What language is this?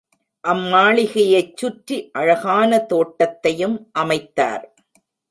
Tamil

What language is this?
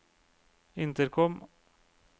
Norwegian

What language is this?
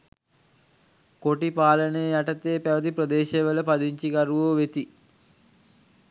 Sinhala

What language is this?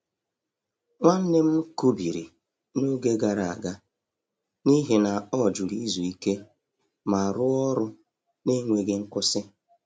Igbo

